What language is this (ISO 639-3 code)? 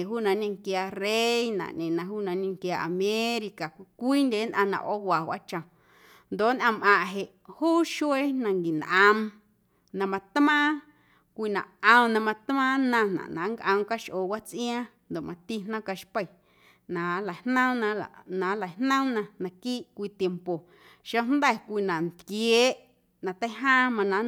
amu